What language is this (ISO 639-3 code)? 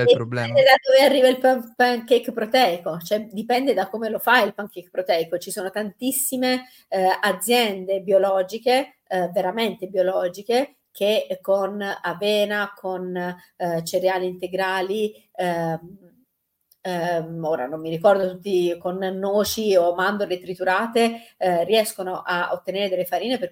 ita